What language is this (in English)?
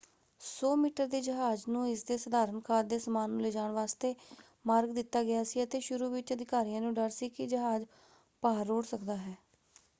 Punjabi